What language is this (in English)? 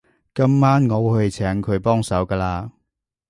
Cantonese